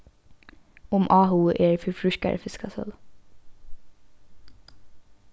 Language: Faroese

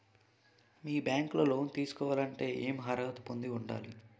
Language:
Telugu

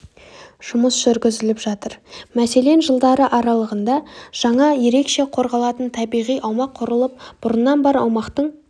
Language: Kazakh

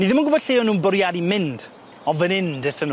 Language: Welsh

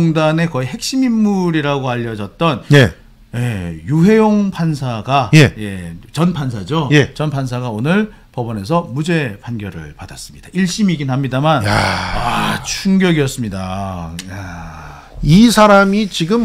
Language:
Korean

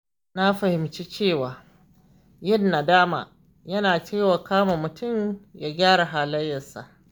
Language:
Hausa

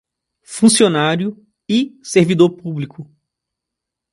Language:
Portuguese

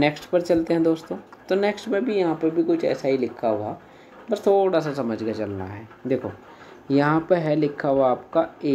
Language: Hindi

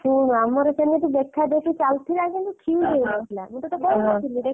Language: Odia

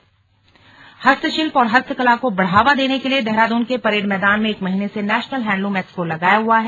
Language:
Hindi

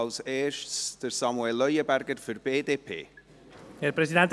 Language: Swiss German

